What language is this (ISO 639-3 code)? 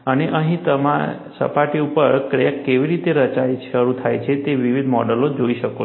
guj